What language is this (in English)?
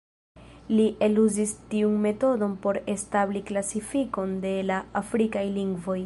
Esperanto